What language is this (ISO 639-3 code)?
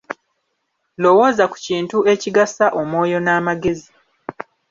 lug